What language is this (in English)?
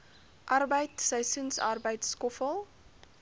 Afrikaans